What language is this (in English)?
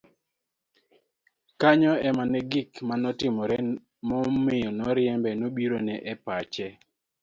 Luo (Kenya and Tanzania)